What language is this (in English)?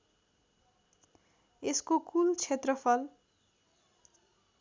Nepali